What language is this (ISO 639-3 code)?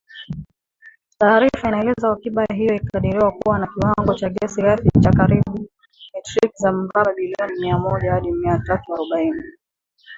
swa